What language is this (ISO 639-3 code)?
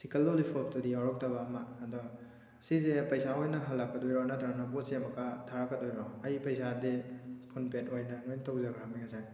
mni